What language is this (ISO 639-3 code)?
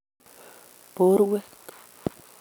kln